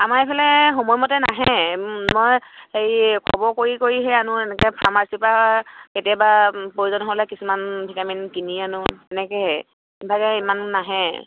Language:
Assamese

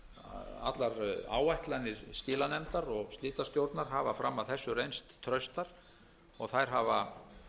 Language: Icelandic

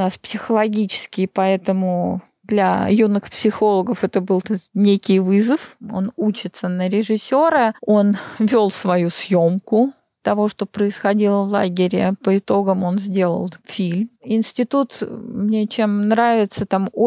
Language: Russian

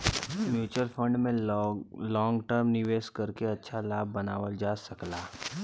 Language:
Bhojpuri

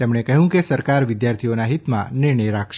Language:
Gujarati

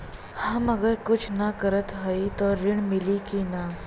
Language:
Bhojpuri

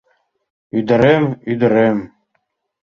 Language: Mari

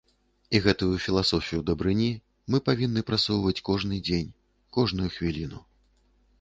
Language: Belarusian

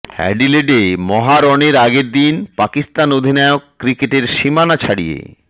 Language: Bangla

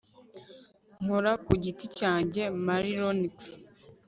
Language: Kinyarwanda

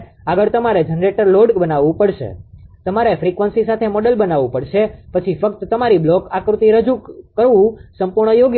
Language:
Gujarati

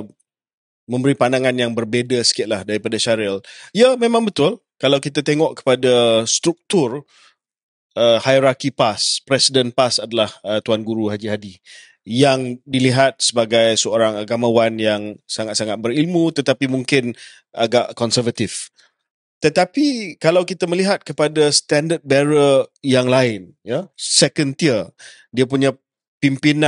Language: Malay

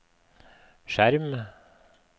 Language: Norwegian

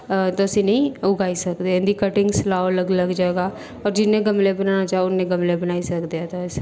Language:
Dogri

